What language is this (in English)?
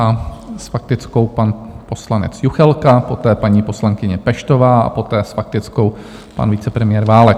Czech